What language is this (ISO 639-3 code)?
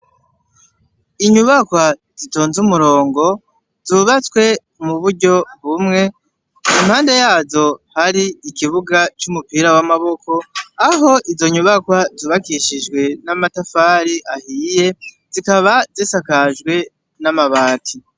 run